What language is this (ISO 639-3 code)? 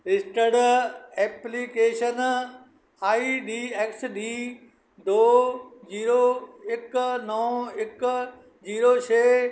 pan